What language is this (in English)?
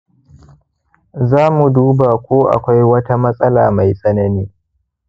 Hausa